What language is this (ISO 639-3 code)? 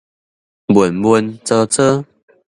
nan